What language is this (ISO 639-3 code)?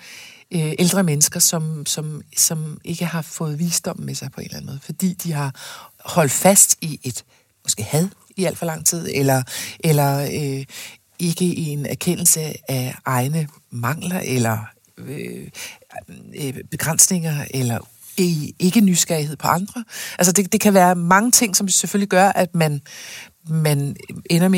dan